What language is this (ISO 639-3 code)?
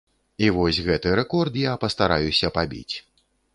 bel